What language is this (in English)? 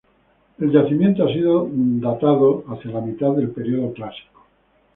Spanish